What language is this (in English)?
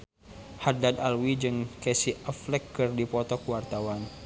Sundanese